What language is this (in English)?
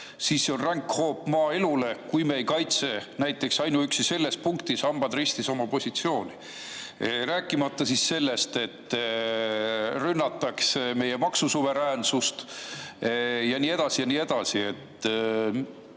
Estonian